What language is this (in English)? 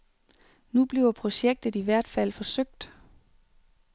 Danish